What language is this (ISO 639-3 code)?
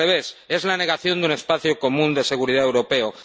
spa